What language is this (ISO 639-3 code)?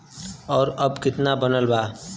bho